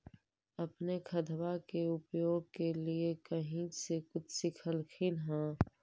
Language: Magahi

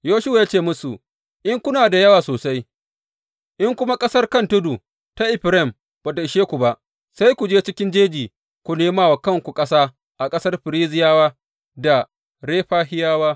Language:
Hausa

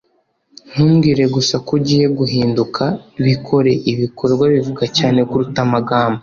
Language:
Kinyarwanda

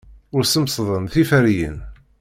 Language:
Kabyle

